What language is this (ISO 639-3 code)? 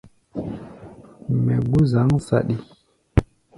gba